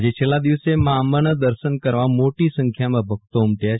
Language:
Gujarati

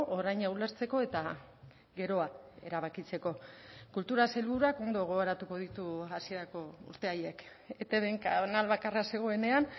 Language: Basque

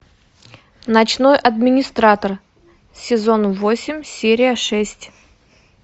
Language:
Russian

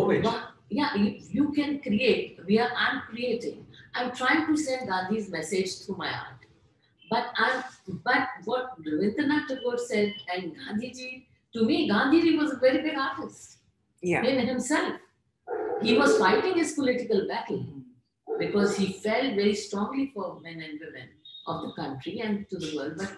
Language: English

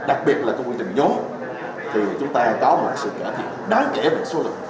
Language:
Vietnamese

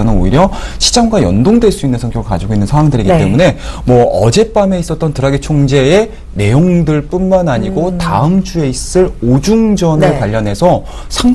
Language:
Korean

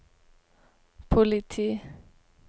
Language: Norwegian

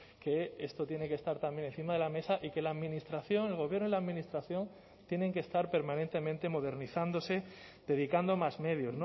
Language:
Spanish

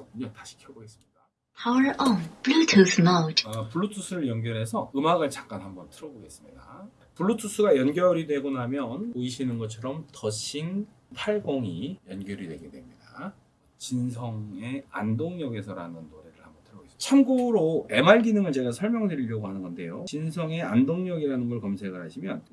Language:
Korean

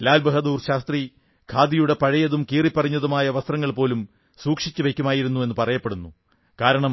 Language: Malayalam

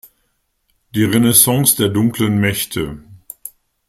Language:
German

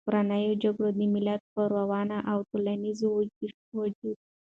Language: Pashto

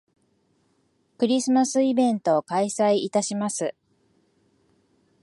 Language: Japanese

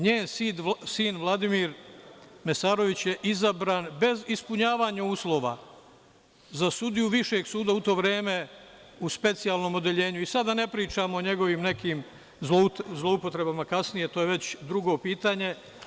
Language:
Serbian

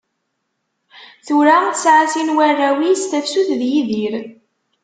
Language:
Kabyle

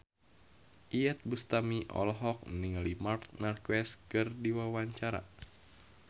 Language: Sundanese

